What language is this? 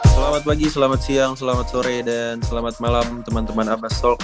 Indonesian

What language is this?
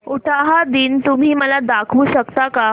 Marathi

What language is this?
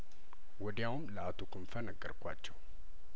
Amharic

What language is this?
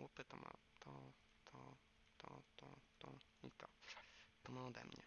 Polish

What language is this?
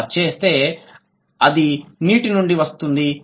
Telugu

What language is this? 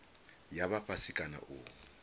Venda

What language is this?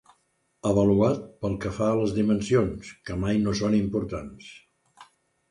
Catalan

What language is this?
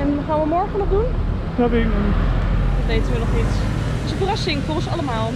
Dutch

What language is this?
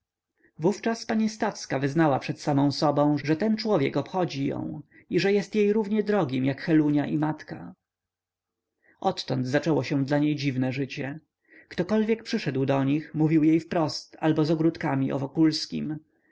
Polish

